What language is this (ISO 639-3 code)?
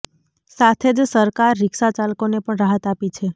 guj